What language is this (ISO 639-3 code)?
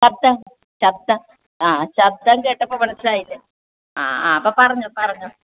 mal